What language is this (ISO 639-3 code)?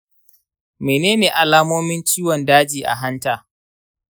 hau